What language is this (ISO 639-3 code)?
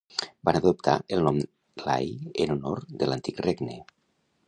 cat